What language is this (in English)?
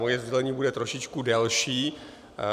Czech